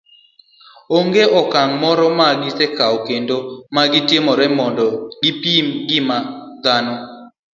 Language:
Luo (Kenya and Tanzania)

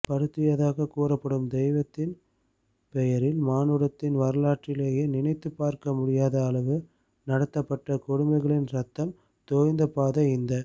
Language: Tamil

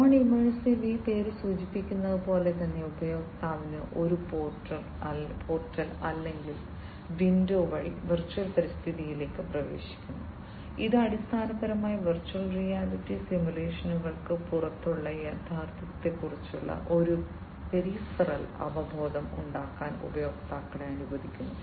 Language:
Malayalam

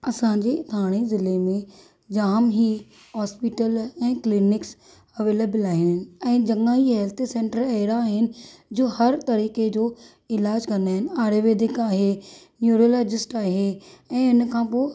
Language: Sindhi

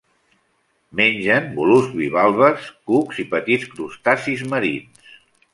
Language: Catalan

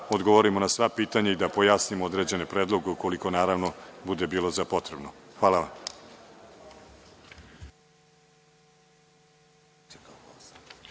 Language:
Serbian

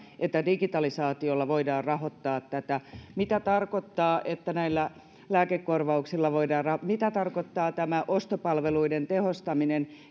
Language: Finnish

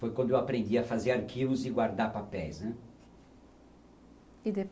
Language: Portuguese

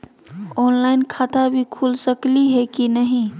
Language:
Magahi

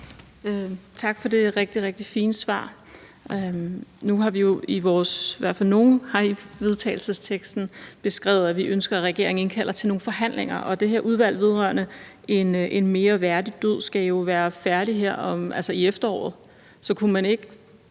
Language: Danish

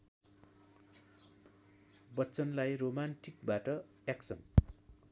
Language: Nepali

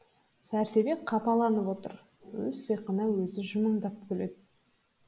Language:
Kazakh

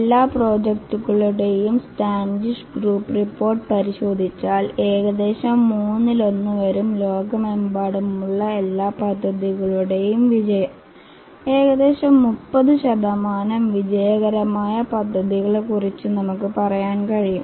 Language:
Malayalam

